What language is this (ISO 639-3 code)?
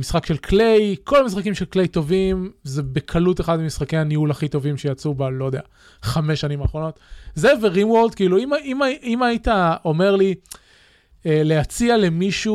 heb